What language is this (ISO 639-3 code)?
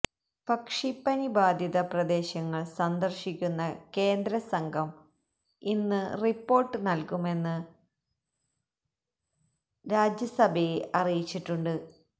mal